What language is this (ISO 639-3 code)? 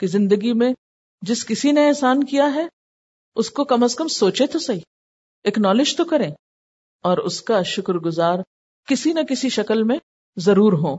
urd